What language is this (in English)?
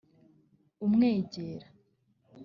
Kinyarwanda